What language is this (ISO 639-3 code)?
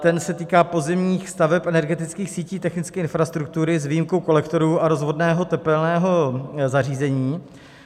ces